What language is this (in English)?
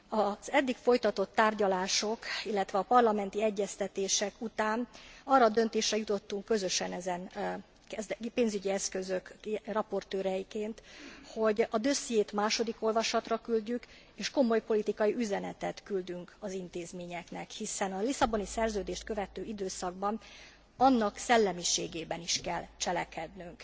Hungarian